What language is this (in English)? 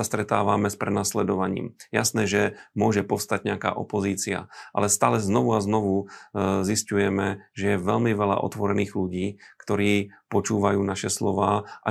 Slovak